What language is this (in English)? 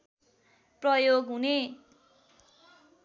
Nepali